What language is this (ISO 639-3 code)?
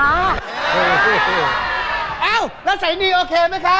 tha